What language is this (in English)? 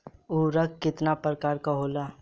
Bhojpuri